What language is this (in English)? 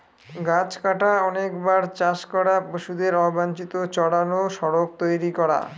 Bangla